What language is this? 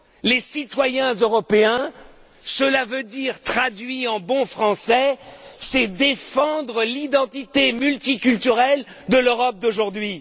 French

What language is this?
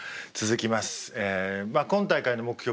Japanese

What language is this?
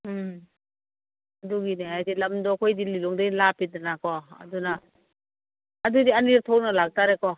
Manipuri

